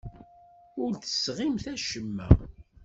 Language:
Kabyle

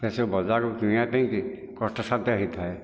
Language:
Odia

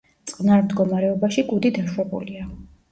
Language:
Georgian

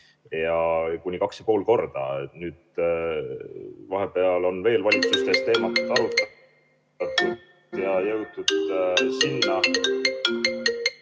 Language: Estonian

